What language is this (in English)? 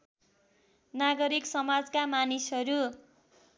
Nepali